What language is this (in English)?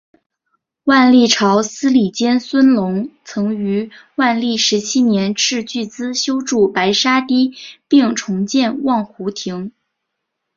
Chinese